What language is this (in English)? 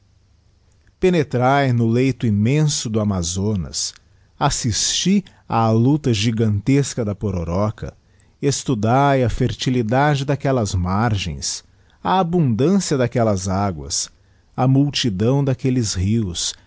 Portuguese